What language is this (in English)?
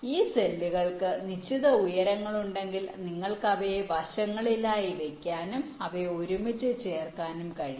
Malayalam